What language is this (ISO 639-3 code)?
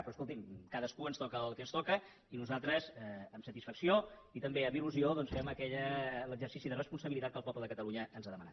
cat